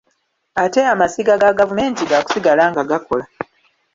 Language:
Ganda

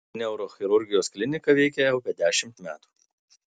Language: Lithuanian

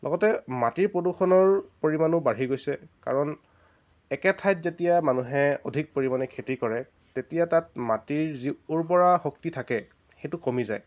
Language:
Assamese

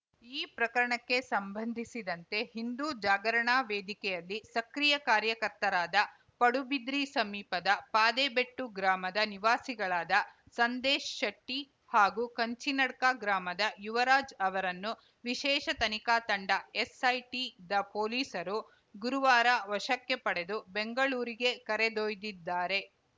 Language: Kannada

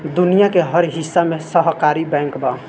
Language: Bhojpuri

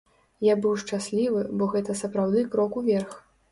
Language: Belarusian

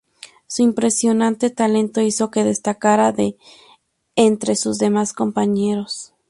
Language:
Spanish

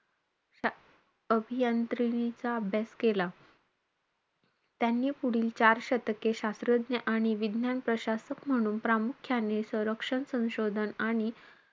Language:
Marathi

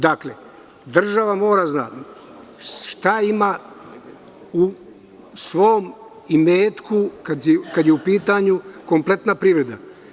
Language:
Serbian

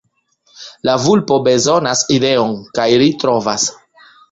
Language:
Esperanto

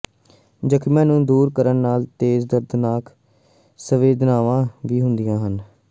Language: Punjabi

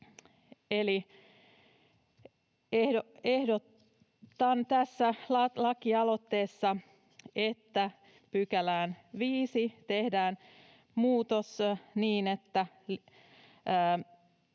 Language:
Finnish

